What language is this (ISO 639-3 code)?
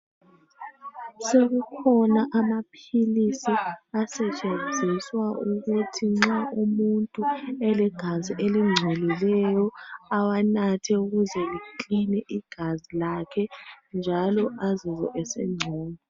nde